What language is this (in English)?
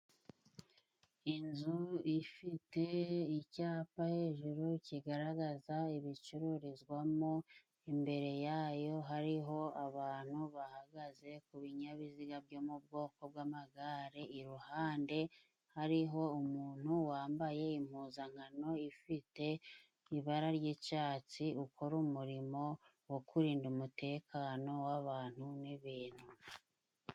Kinyarwanda